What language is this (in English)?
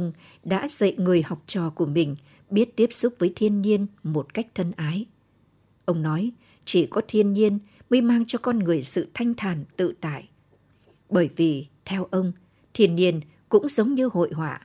Vietnamese